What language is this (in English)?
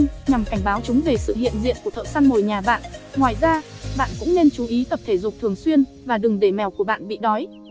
Vietnamese